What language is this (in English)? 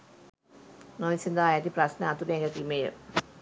Sinhala